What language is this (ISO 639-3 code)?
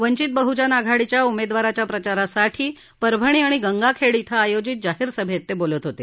mar